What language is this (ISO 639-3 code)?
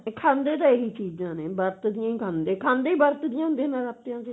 pan